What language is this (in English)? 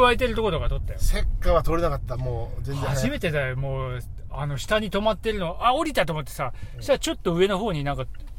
Japanese